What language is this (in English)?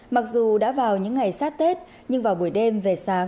Vietnamese